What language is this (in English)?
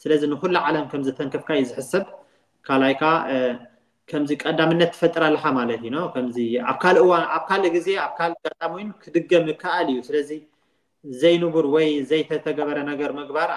Arabic